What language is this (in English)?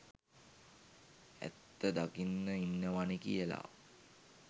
Sinhala